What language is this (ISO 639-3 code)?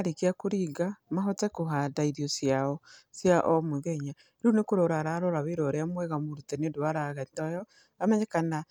kik